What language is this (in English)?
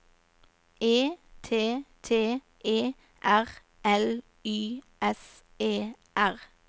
Norwegian